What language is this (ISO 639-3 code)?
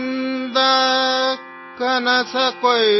kan